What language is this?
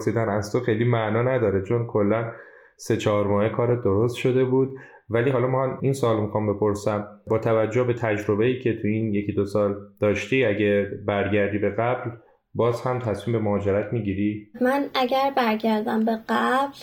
Persian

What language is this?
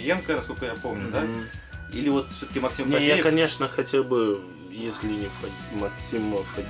Russian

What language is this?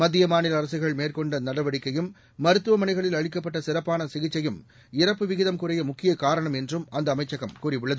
Tamil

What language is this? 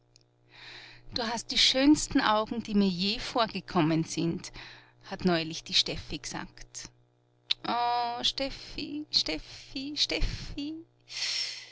German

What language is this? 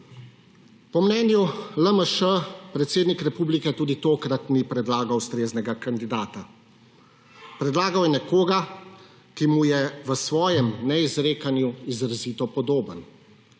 Slovenian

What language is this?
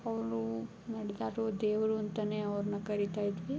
Kannada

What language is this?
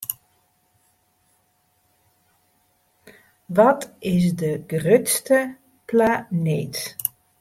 Western Frisian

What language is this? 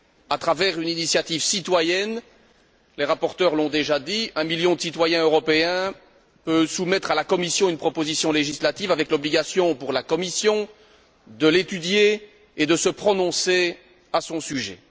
French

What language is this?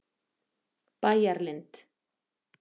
Icelandic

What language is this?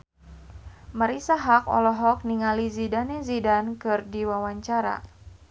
Sundanese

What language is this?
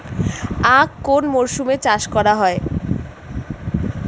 Bangla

